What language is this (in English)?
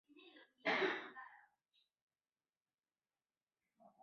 Chinese